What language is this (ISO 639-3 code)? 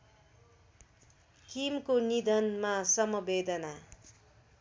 nep